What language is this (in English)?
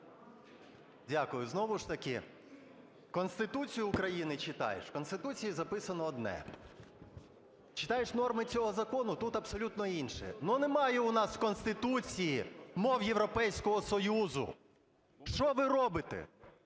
Ukrainian